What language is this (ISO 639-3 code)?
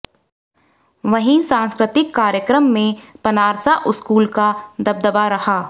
hin